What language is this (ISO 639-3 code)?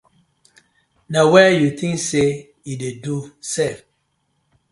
pcm